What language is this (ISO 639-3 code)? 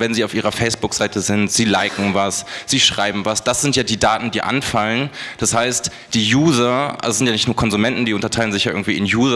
deu